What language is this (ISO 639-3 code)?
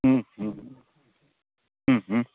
guj